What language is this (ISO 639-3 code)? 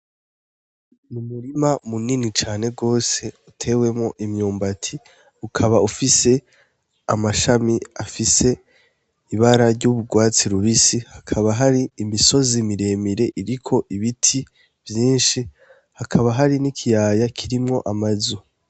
run